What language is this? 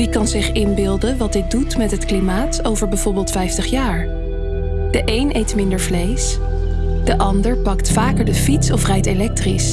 Dutch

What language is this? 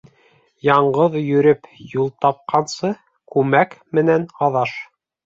Bashkir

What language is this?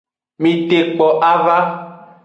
Aja (Benin)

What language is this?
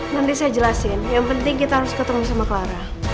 Indonesian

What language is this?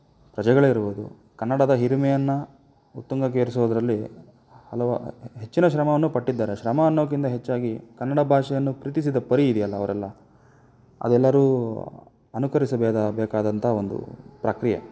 Kannada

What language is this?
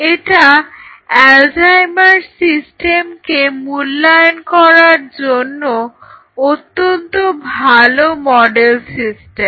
Bangla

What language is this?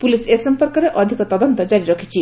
Odia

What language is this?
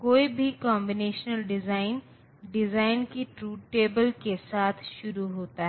Hindi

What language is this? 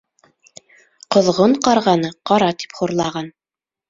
Bashkir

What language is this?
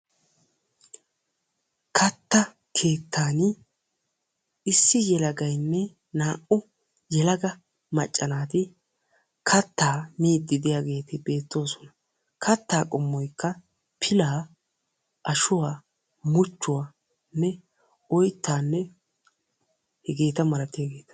Wolaytta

